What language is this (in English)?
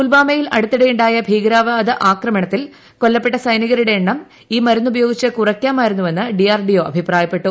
Malayalam